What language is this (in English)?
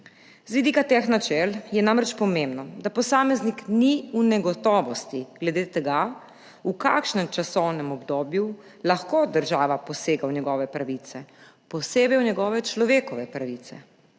Slovenian